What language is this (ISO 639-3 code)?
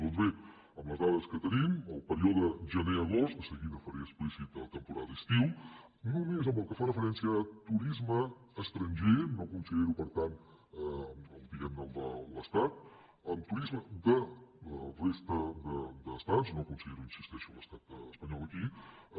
cat